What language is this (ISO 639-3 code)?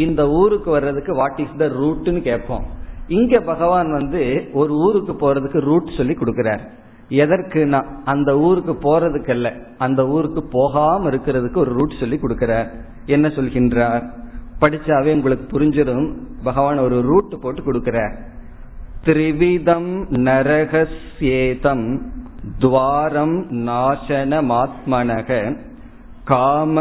tam